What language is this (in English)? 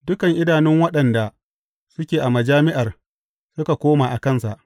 Hausa